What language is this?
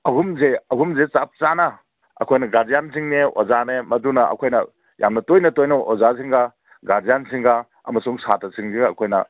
Manipuri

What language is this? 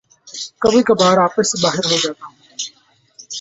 Urdu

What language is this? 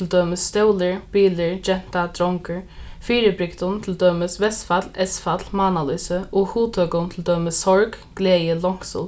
Faroese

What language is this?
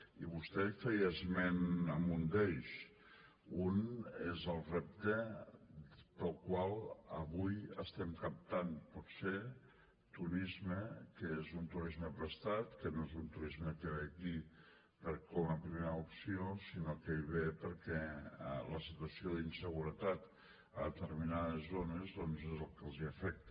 Catalan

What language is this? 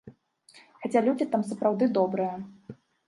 Belarusian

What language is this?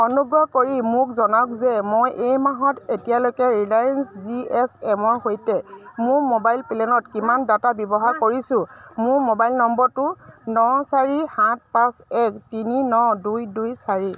Assamese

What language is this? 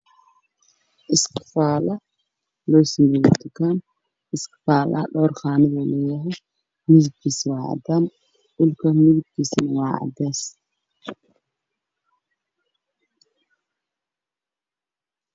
Somali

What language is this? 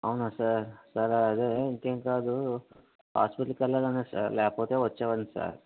Telugu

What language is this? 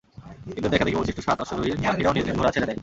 Bangla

